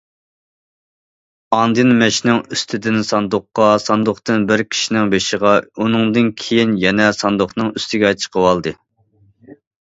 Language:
Uyghur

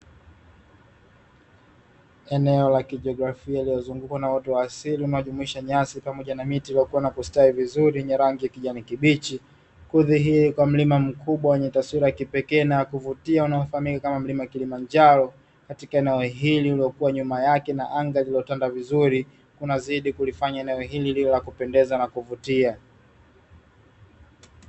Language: Swahili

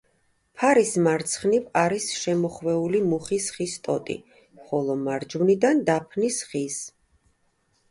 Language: Georgian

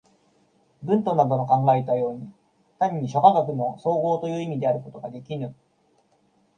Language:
Japanese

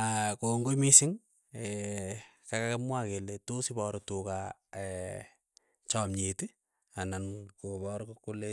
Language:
Keiyo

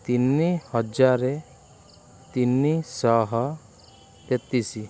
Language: Odia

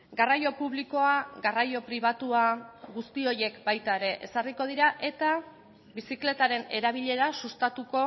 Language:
Basque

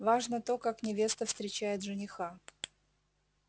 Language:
Russian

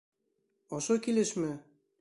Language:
Bashkir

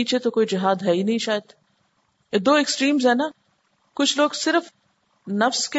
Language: Urdu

